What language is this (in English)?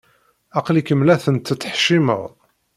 Kabyle